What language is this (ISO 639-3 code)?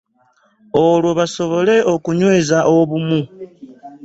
lug